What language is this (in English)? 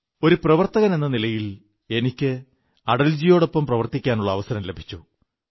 Malayalam